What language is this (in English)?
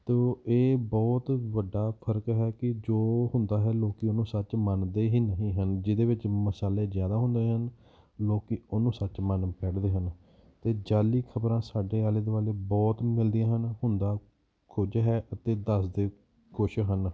Punjabi